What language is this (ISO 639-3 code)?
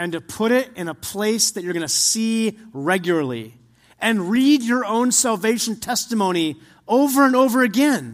eng